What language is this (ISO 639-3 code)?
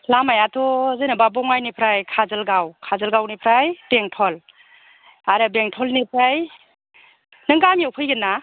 brx